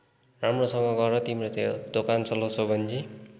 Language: Nepali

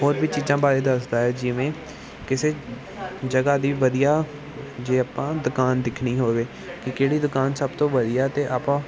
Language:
Punjabi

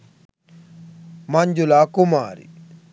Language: Sinhala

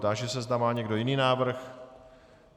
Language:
Czech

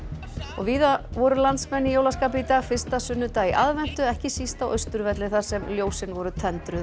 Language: Icelandic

